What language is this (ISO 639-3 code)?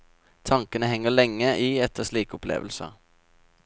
nor